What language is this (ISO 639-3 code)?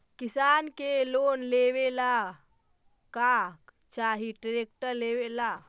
mag